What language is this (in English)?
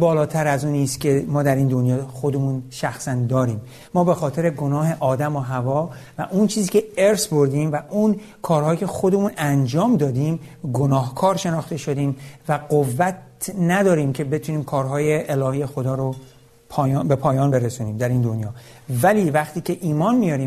Persian